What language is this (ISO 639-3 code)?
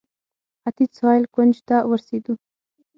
pus